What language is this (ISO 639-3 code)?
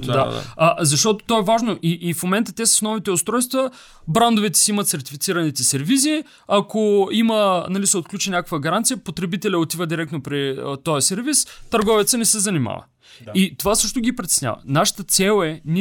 bul